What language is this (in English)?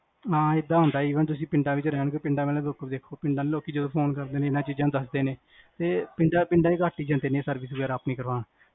Punjabi